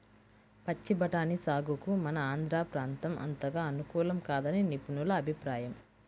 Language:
Telugu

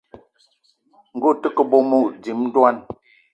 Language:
Eton (Cameroon)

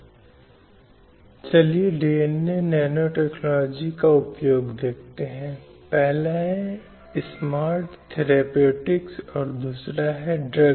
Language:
Hindi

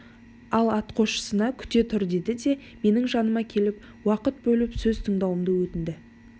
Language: Kazakh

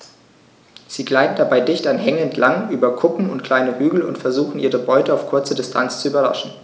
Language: German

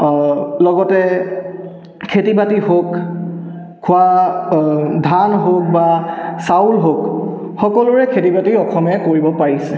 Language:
Assamese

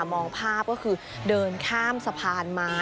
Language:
Thai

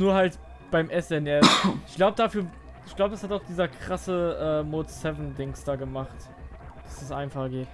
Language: German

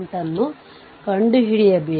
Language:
Kannada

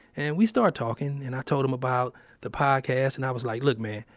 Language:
English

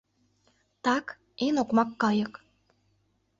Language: Mari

